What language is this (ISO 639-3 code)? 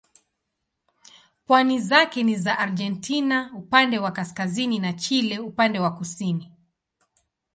swa